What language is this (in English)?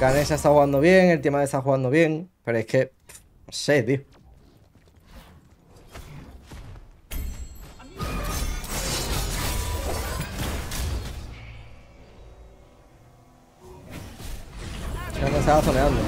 Spanish